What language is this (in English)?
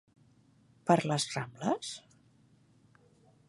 Catalan